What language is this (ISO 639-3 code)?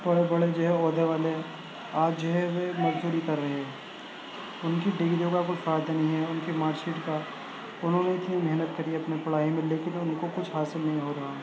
urd